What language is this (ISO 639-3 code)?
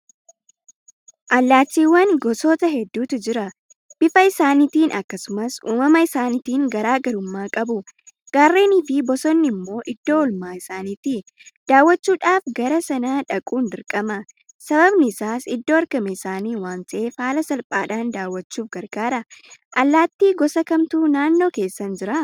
orm